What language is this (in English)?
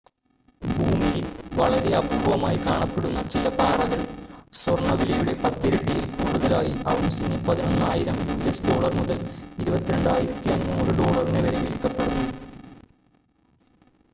Malayalam